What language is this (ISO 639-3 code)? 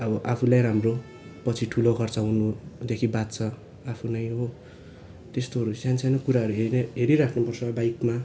nep